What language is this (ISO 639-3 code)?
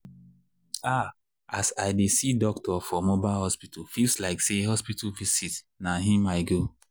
pcm